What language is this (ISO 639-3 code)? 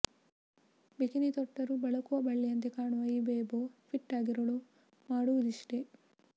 kan